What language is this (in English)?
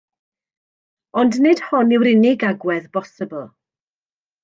Welsh